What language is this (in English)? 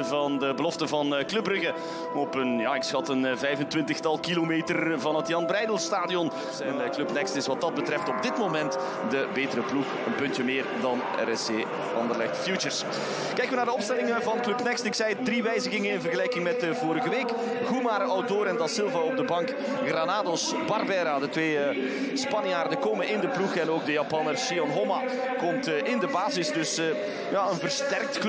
Dutch